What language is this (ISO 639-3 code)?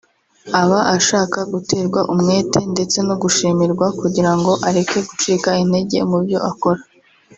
kin